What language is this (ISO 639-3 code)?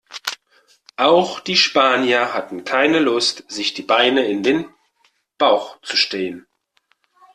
deu